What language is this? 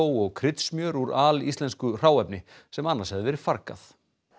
Icelandic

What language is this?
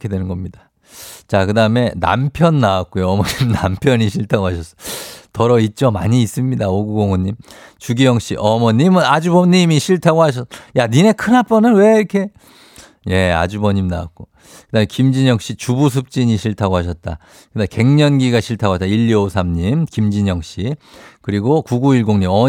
Korean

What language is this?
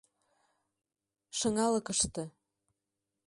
Mari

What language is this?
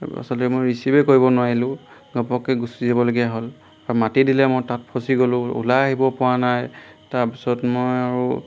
Assamese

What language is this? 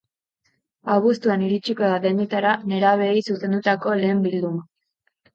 Basque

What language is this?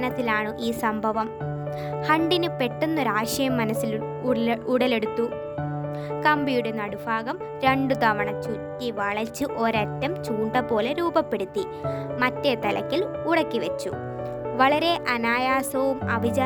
Malayalam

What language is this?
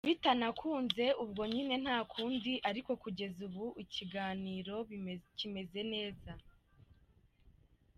Kinyarwanda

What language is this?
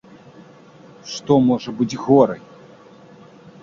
Belarusian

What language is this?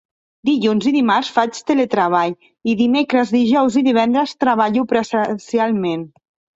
Catalan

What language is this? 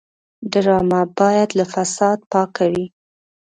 Pashto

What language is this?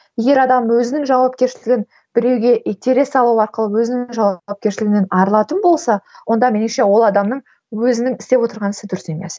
Kazakh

